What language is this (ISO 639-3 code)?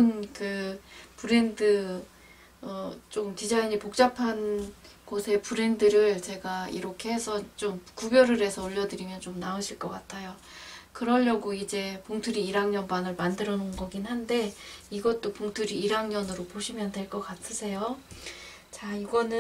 kor